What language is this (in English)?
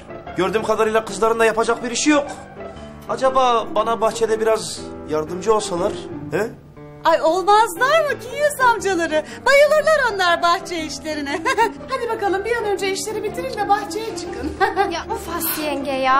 Turkish